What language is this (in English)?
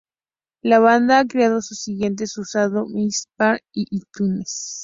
Spanish